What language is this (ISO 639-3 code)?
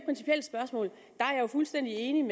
dan